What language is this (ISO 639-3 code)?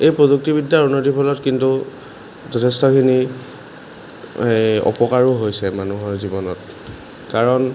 asm